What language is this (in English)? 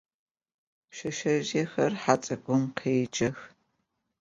Adyghe